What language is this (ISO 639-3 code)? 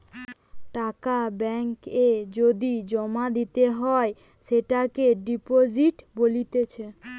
ben